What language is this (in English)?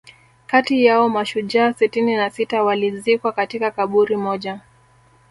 Swahili